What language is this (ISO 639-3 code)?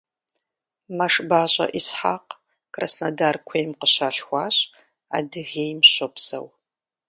kbd